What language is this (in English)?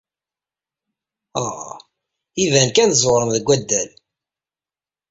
Kabyle